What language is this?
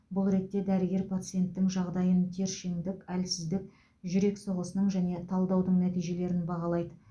Kazakh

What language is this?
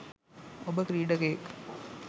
Sinhala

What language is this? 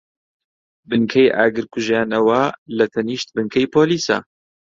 Central Kurdish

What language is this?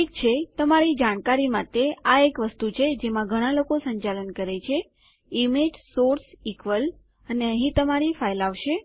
Gujarati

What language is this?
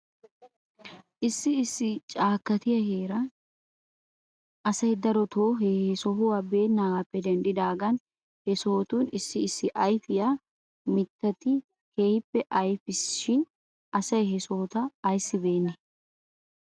Wolaytta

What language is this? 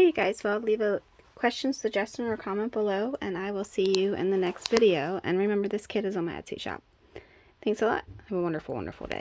English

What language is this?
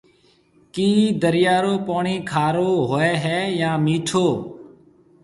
Marwari (Pakistan)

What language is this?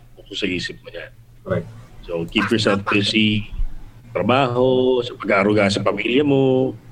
Filipino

